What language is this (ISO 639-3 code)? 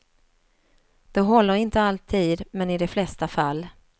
swe